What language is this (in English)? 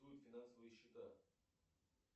Russian